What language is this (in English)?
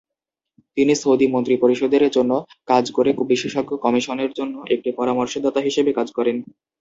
Bangla